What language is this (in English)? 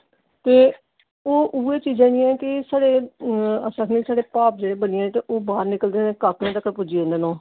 Dogri